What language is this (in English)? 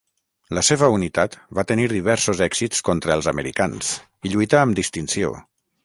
Catalan